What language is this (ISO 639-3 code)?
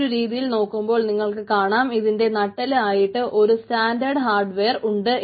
mal